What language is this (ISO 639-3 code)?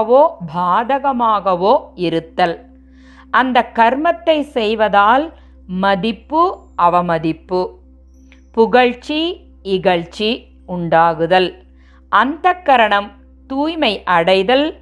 tam